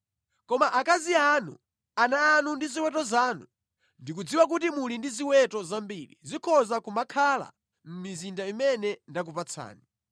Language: Nyanja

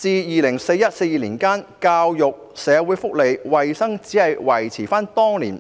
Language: Cantonese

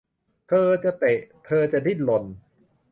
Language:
Thai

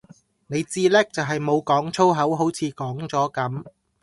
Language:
Cantonese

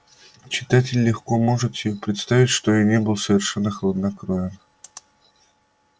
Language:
Russian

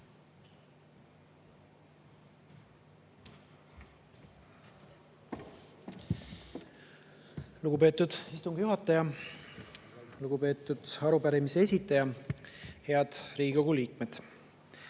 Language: Estonian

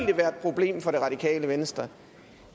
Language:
Danish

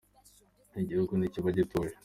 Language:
Kinyarwanda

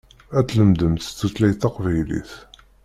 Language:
Kabyle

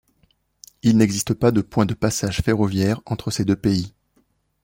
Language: French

